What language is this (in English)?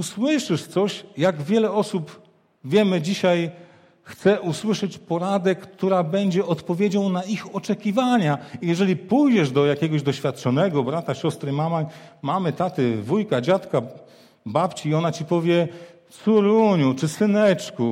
Polish